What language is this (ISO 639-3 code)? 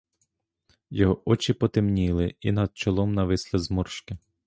ukr